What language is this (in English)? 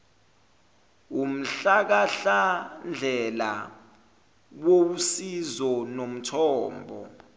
Zulu